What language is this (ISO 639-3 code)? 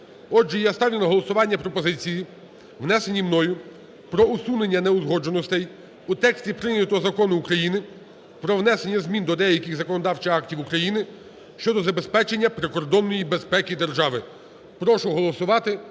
ukr